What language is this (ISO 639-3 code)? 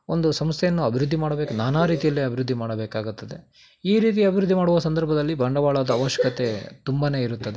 kan